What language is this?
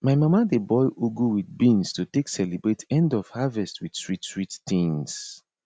Nigerian Pidgin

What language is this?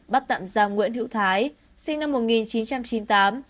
Vietnamese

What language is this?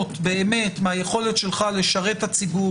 Hebrew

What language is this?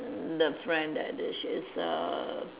English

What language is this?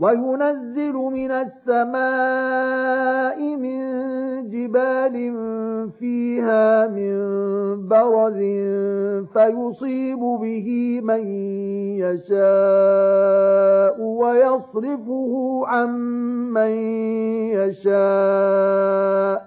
Arabic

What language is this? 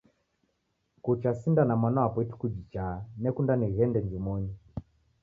Taita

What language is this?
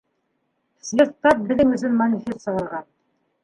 Bashkir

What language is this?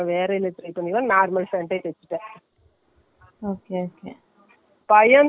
Tamil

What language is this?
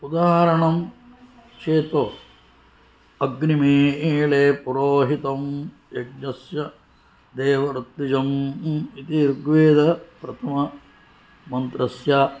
Sanskrit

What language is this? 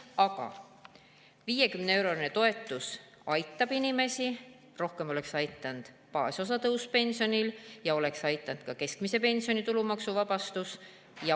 Estonian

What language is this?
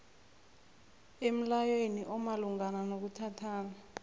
South Ndebele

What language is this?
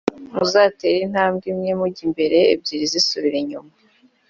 Kinyarwanda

